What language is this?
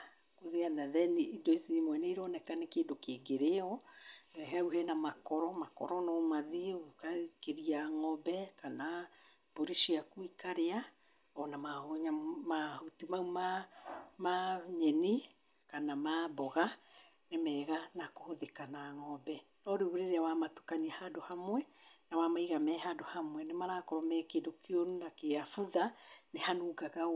Kikuyu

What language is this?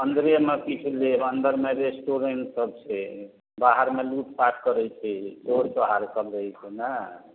Maithili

